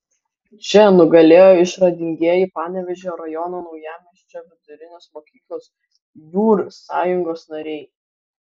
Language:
Lithuanian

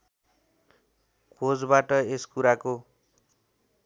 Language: Nepali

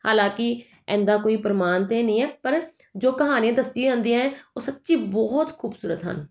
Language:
Punjabi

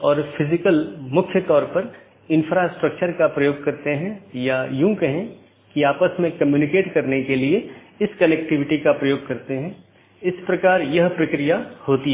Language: Hindi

